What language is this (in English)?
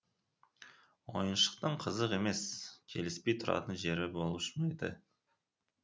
Kazakh